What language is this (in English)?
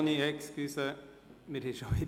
Swiss German